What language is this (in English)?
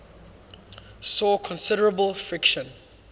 English